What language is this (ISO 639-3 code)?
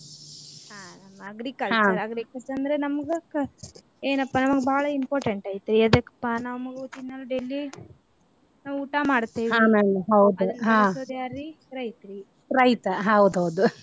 kan